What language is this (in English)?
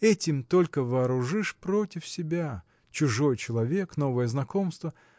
Russian